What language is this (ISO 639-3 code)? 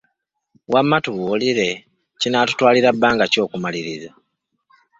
lug